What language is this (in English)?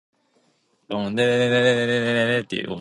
English